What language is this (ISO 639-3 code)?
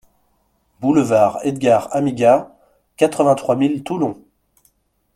fra